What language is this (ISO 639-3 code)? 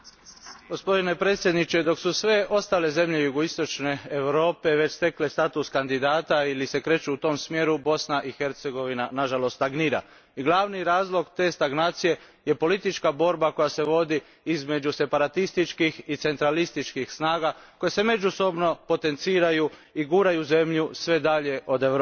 hrv